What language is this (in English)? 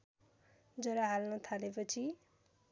Nepali